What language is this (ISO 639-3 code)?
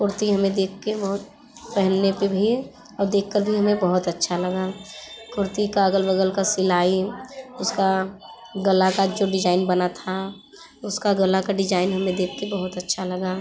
hin